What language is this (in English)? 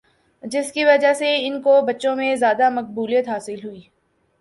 Urdu